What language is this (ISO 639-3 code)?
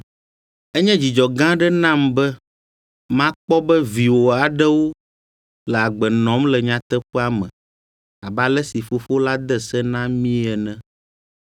ewe